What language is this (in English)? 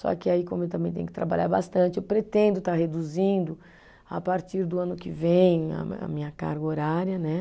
Portuguese